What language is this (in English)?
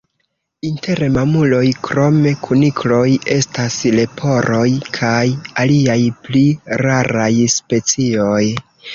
Esperanto